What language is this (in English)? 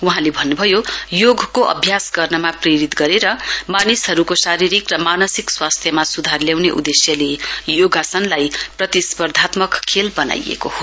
Nepali